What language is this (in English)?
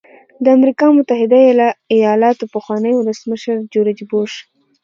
Pashto